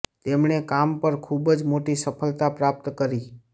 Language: Gujarati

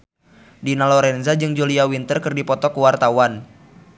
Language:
Sundanese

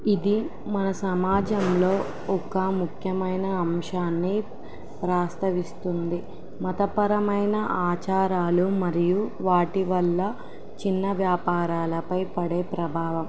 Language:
Telugu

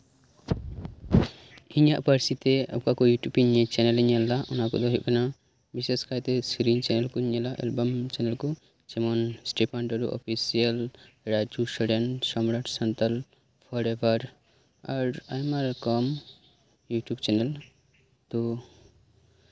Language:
Santali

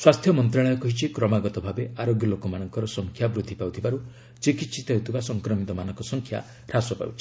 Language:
Odia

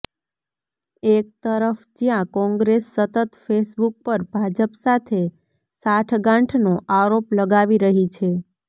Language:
Gujarati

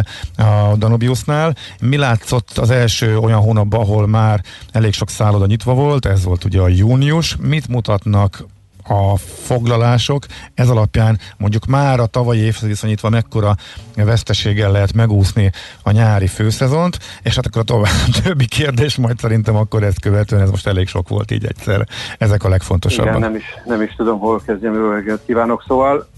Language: Hungarian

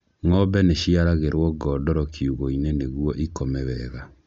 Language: Kikuyu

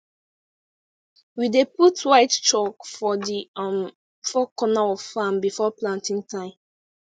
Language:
Nigerian Pidgin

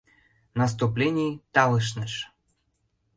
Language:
Mari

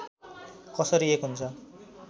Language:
Nepali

